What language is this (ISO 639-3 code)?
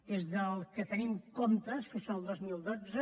cat